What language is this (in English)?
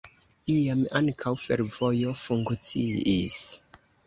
Esperanto